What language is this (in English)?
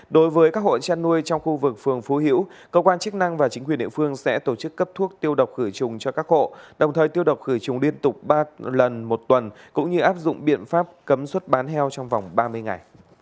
Vietnamese